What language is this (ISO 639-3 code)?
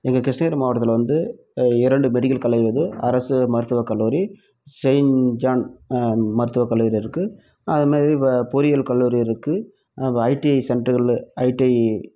tam